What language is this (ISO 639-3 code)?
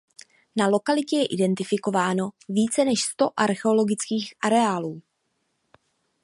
ces